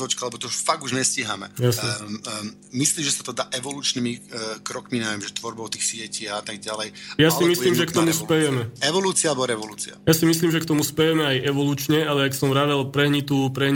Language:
Slovak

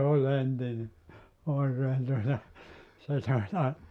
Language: Finnish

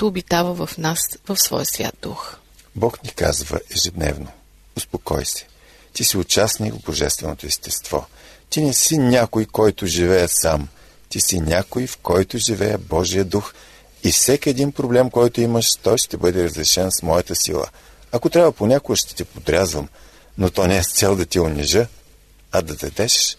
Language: Bulgarian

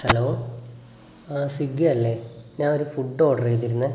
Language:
Malayalam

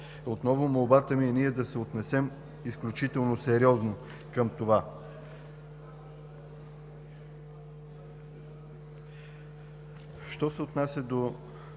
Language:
Bulgarian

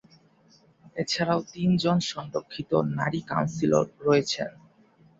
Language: Bangla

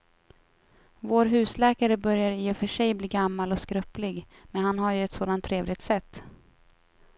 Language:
Swedish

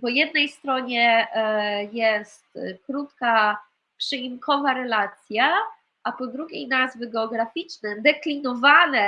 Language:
Polish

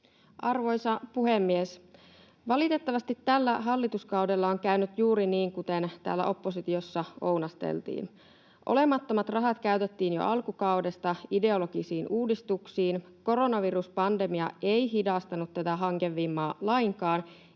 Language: Finnish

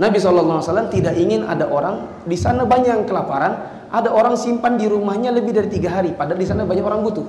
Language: Indonesian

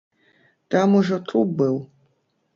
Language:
Belarusian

